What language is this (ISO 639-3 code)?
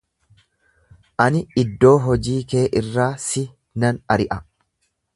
orm